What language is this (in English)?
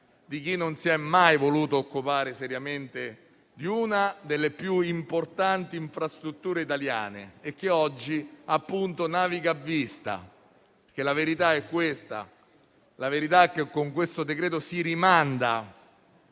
Italian